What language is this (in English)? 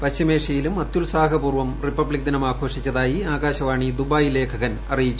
Malayalam